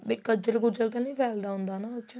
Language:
Punjabi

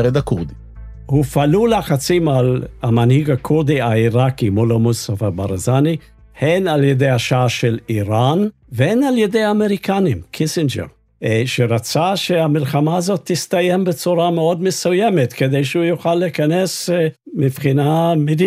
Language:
Hebrew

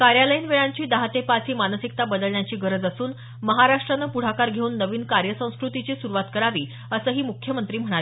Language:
Marathi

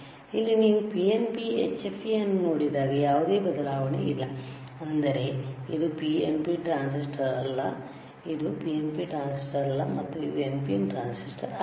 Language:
Kannada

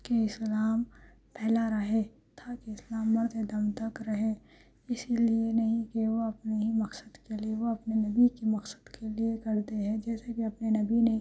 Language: Urdu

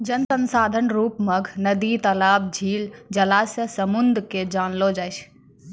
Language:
Maithili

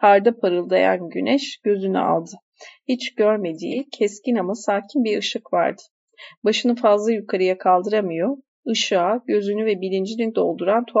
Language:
Turkish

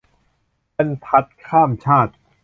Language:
Thai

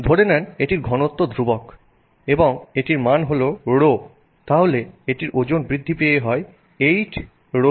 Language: Bangla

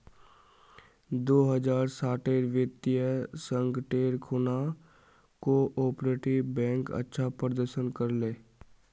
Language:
Magahi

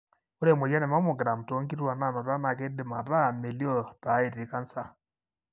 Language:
Masai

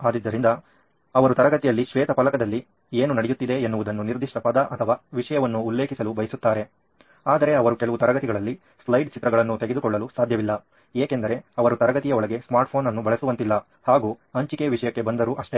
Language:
Kannada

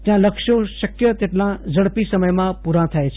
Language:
Gujarati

